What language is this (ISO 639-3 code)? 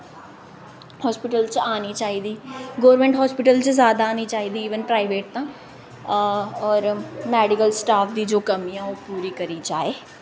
doi